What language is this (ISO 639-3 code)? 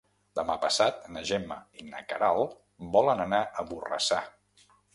cat